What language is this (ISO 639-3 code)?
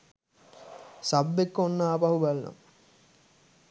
sin